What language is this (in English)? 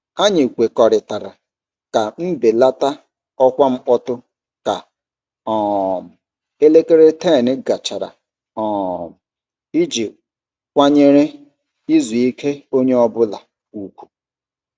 Igbo